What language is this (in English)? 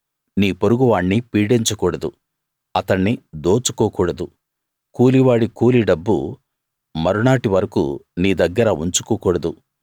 Telugu